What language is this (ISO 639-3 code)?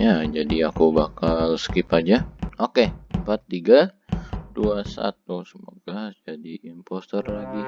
ind